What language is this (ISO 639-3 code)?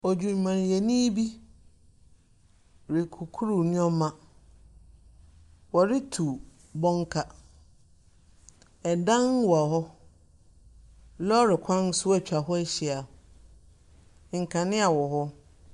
aka